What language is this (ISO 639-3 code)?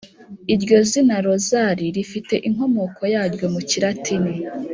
kin